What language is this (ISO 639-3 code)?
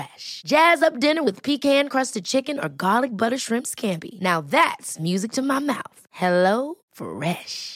swe